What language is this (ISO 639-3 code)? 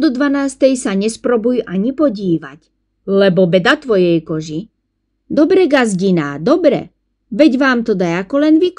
slk